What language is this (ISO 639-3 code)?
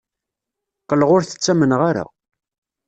kab